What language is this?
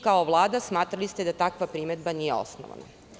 Serbian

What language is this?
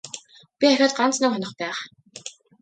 Mongolian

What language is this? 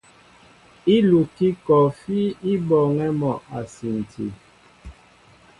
Mbo (Cameroon)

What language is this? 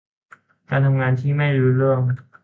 Thai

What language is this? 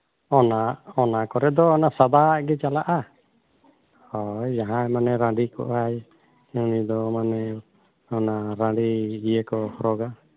Santali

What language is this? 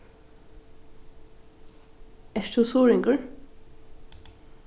Faroese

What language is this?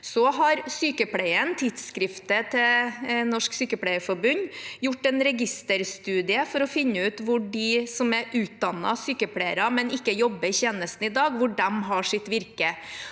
Norwegian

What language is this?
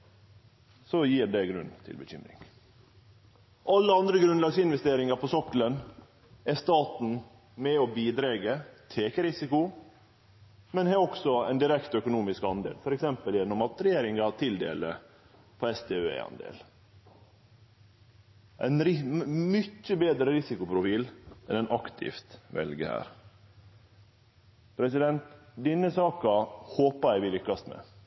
Norwegian Nynorsk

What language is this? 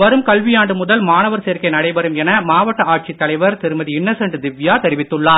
Tamil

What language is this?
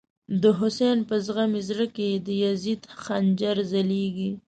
Pashto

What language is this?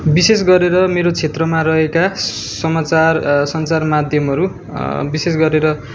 Nepali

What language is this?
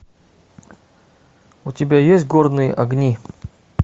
Russian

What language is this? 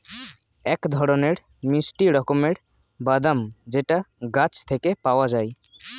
Bangla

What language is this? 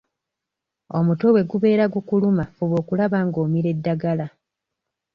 Ganda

